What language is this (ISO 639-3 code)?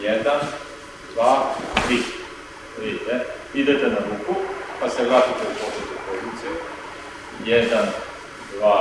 srp